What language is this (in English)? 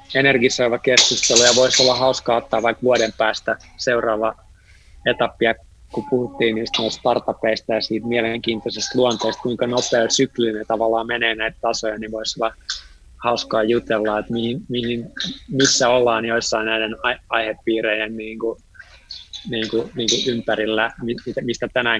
Finnish